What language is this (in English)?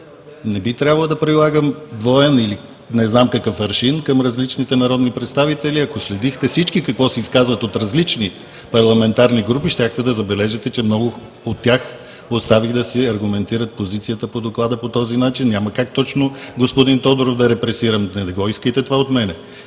Bulgarian